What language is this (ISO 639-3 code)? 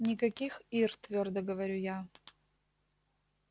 rus